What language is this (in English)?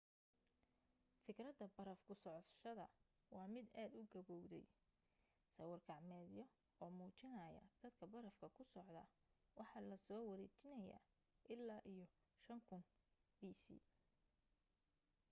Somali